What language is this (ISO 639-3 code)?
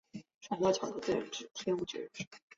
zho